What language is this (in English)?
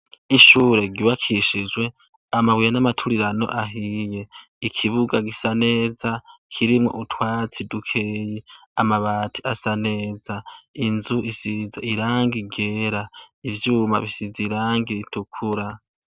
Rundi